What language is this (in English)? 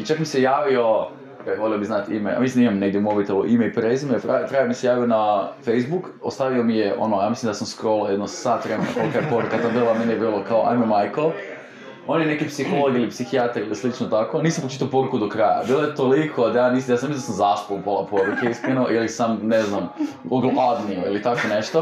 Croatian